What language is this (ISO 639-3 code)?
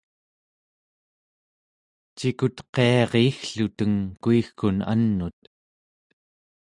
esu